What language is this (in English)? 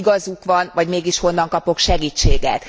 Hungarian